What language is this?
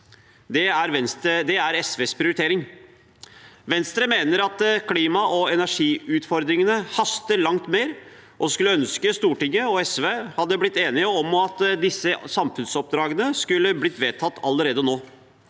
Norwegian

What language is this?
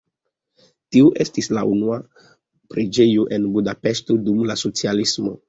Esperanto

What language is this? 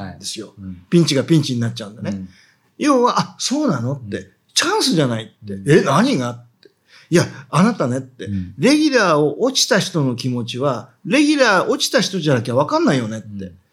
Japanese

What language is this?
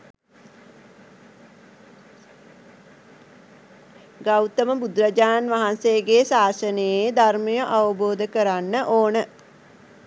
Sinhala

